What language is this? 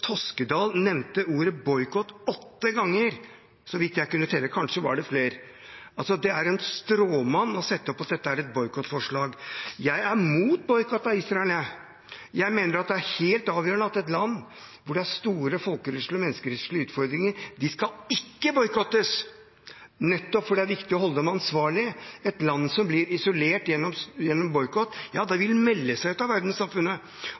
Norwegian Bokmål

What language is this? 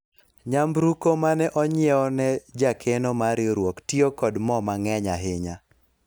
Luo (Kenya and Tanzania)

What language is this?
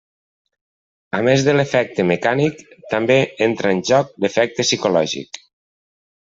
Catalan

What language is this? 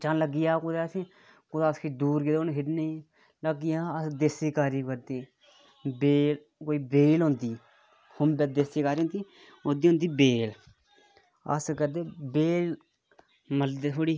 Dogri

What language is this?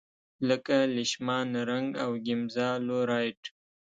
Pashto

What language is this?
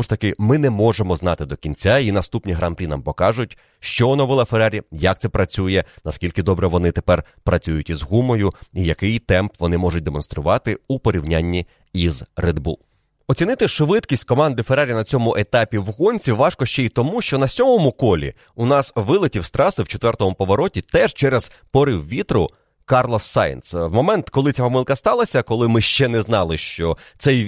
Ukrainian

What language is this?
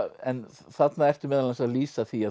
Icelandic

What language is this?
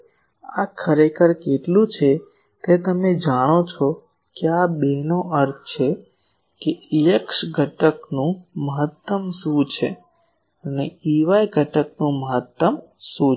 Gujarati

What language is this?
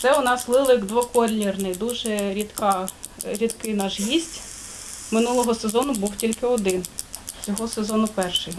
Ukrainian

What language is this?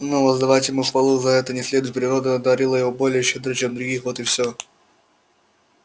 Russian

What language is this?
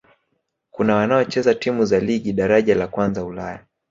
Swahili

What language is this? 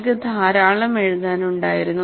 Malayalam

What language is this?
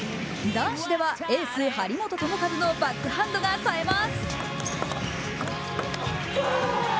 Japanese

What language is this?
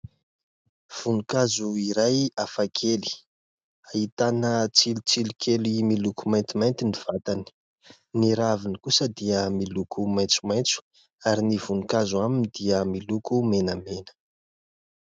Malagasy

